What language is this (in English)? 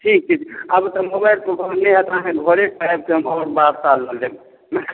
Maithili